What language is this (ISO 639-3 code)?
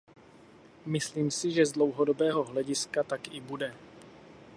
ces